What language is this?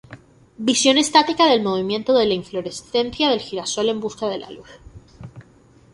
Spanish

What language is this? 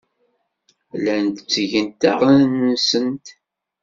Kabyle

